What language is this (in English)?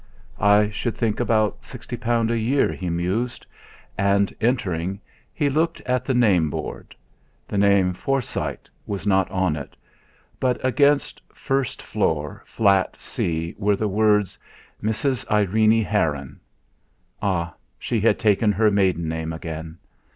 English